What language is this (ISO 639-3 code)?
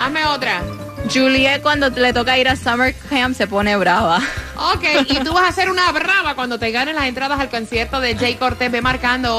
spa